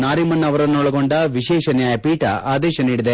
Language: Kannada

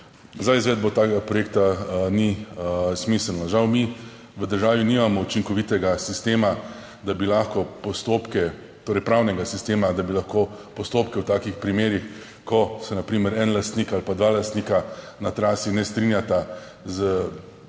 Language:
Slovenian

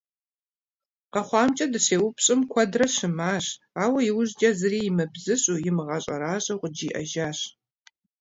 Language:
Kabardian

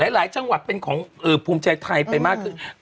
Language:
Thai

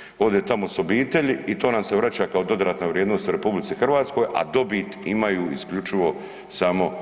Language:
Croatian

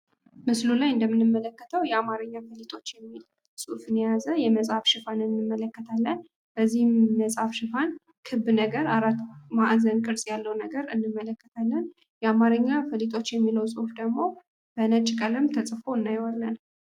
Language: Amharic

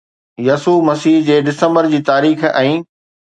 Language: Sindhi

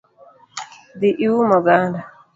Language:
Luo (Kenya and Tanzania)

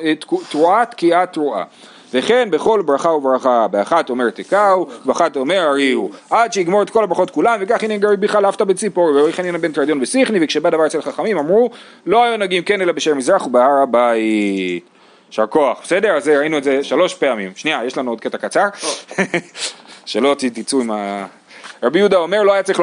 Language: Hebrew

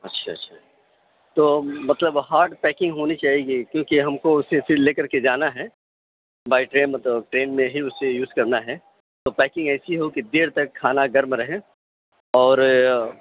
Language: Urdu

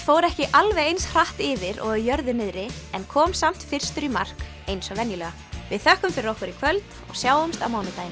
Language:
Icelandic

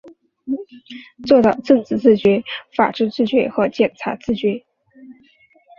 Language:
Chinese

